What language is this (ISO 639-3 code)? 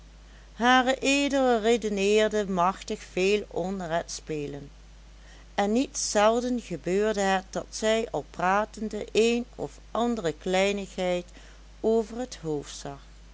nld